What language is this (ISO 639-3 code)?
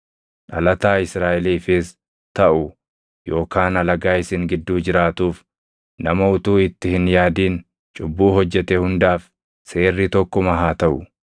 orm